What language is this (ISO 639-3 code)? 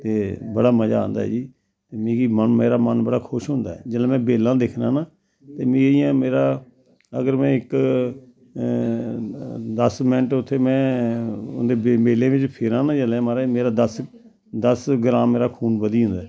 doi